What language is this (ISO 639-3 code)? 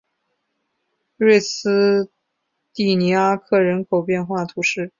zho